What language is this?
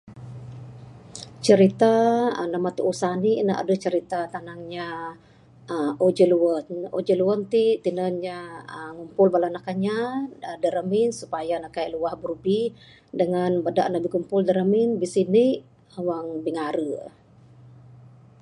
Bukar-Sadung Bidayuh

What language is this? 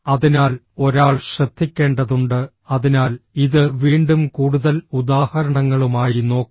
Malayalam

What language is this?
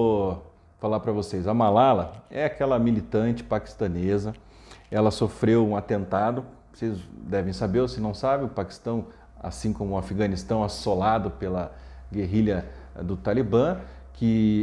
Portuguese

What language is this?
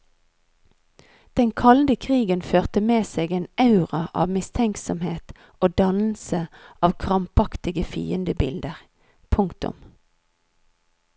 Norwegian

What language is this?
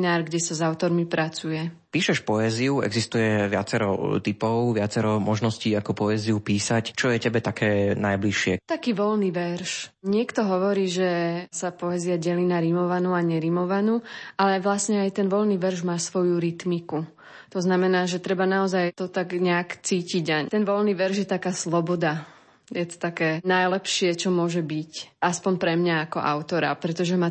Slovak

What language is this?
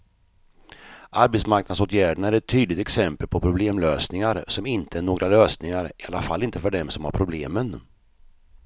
Swedish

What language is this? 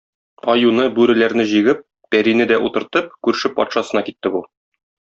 Tatar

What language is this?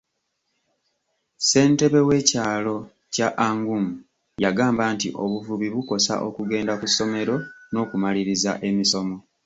Ganda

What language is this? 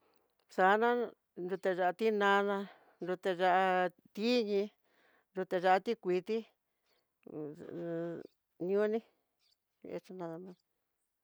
Tidaá Mixtec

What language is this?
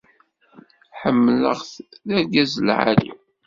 Kabyle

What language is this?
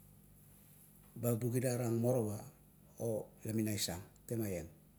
Kuot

